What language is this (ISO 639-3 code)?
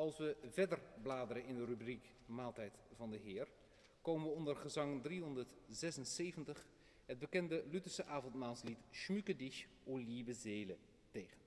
nld